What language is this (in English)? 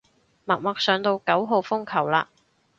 Cantonese